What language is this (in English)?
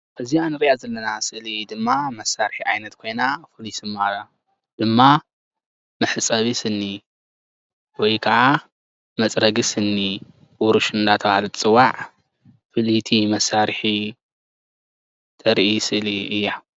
Tigrinya